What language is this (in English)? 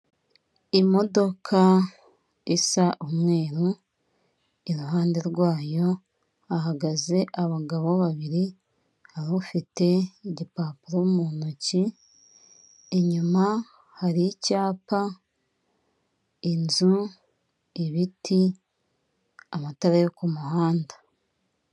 Kinyarwanda